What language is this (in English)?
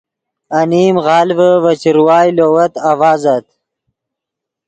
Yidgha